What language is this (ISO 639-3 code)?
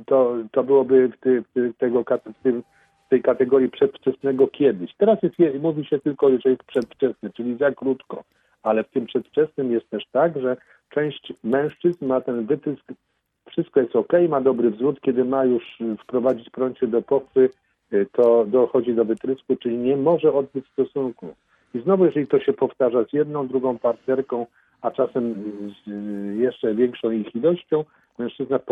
pol